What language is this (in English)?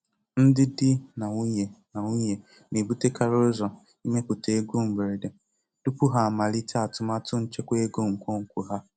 Igbo